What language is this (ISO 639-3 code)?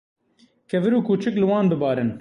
kur